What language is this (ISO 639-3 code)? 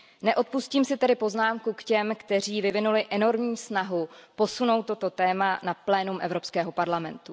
ces